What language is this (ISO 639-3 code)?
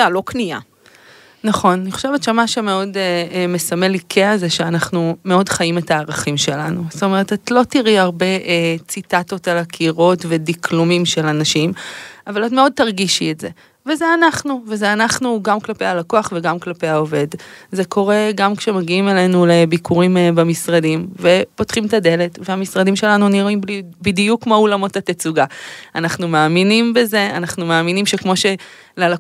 heb